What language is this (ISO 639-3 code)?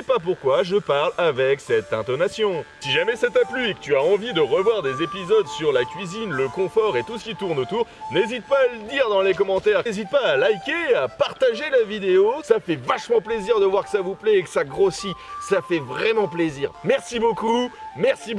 fra